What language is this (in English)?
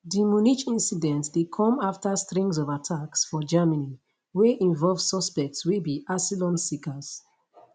Nigerian Pidgin